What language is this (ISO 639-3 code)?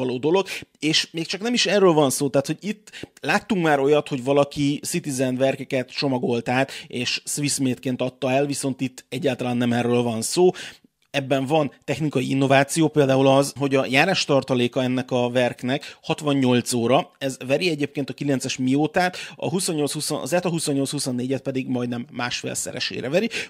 hun